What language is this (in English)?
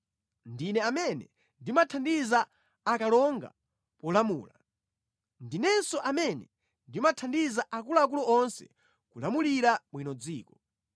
Nyanja